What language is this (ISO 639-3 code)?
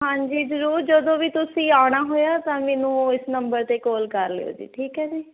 pan